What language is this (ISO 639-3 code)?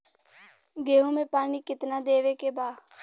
bho